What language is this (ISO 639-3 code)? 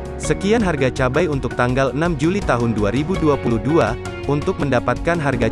ind